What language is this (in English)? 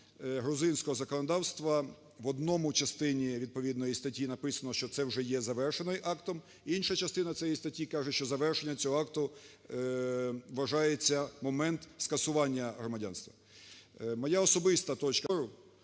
Ukrainian